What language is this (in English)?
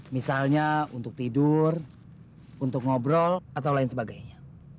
Indonesian